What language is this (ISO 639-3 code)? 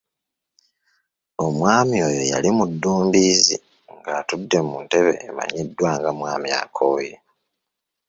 lug